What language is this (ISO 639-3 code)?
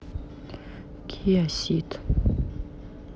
rus